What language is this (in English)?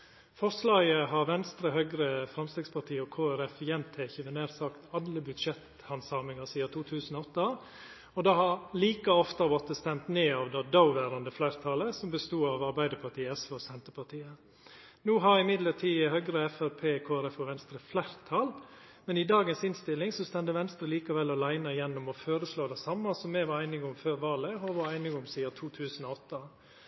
Norwegian Nynorsk